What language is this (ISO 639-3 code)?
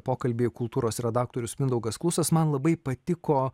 lit